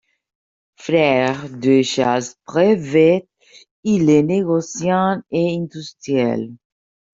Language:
French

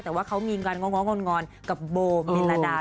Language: Thai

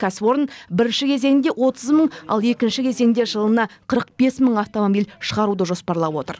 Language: Kazakh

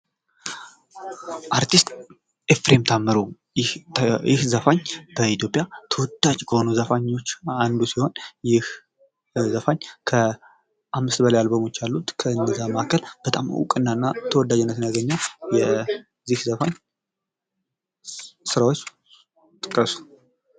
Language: Amharic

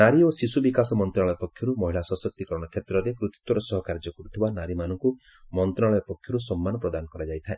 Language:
Odia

